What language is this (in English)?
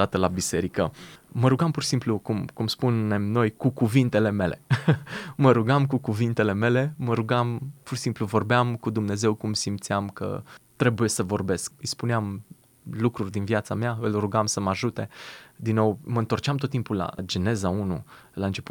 Romanian